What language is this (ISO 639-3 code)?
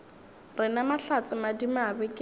nso